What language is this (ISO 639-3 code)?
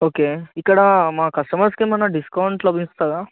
tel